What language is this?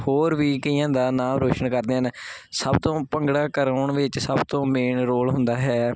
Punjabi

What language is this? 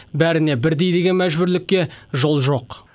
Kazakh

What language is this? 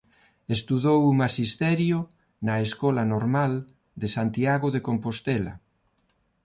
Galician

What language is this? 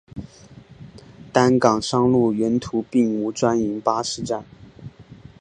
Chinese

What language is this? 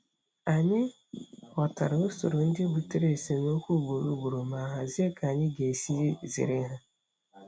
Igbo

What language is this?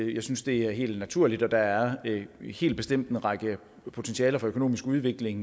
Danish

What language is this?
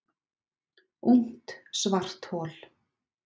Icelandic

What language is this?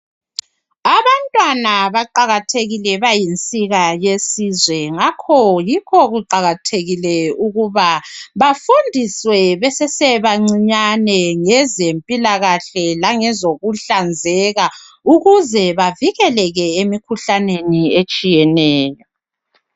North Ndebele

